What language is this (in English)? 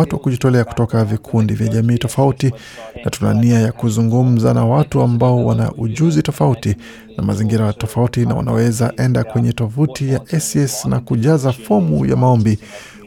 Swahili